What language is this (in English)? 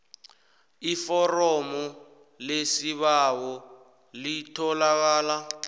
South Ndebele